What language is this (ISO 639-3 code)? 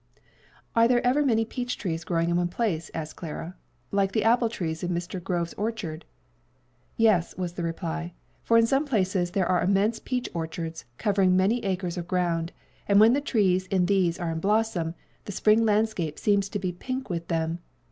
eng